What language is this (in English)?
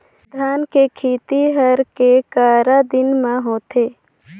Chhattisgarhi